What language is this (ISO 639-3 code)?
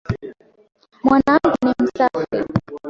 swa